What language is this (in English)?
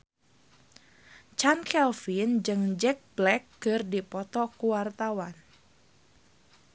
Sundanese